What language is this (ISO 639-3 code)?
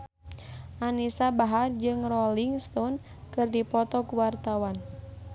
sun